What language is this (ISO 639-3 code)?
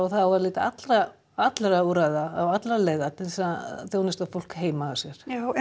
isl